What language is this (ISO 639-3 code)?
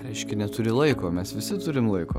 lit